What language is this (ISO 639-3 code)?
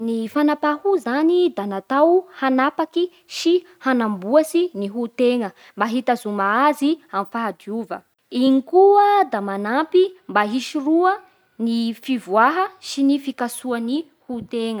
bhr